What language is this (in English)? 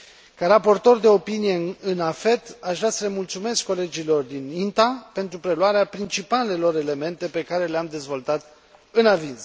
Romanian